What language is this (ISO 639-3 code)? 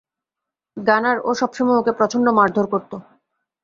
ben